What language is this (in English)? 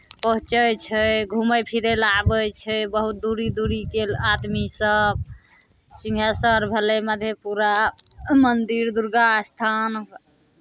Maithili